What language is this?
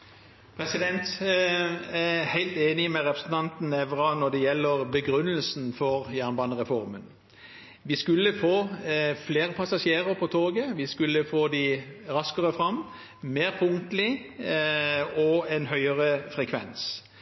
Norwegian Bokmål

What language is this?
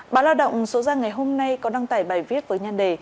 Vietnamese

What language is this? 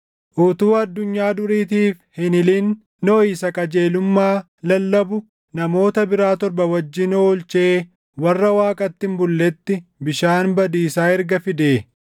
Oromo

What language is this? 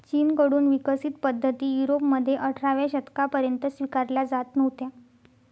Marathi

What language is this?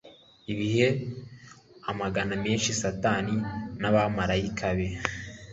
Kinyarwanda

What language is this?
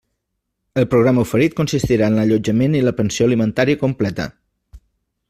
Catalan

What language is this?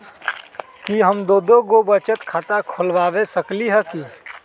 Magahi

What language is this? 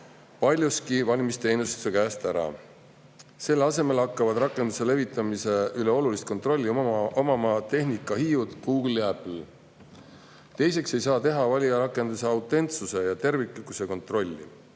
Estonian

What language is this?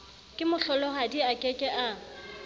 Southern Sotho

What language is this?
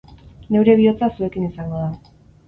Basque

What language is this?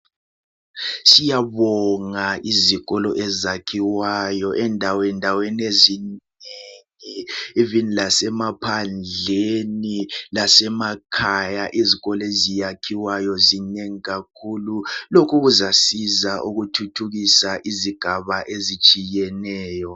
North Ndebele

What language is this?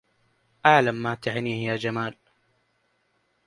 Arabic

